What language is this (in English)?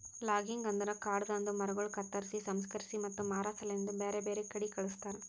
Kannada